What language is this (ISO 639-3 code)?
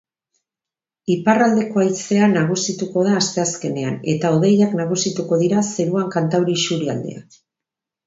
eus